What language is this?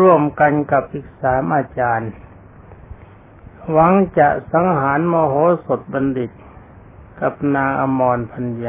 Thai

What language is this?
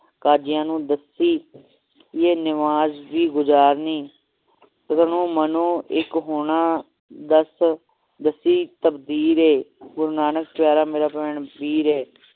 Punjabi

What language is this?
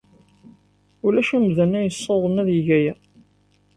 Kabyle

